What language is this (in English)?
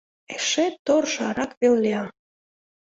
Mari